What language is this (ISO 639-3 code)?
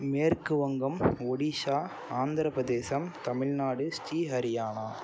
tam